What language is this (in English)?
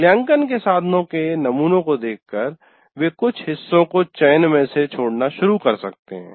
Hindi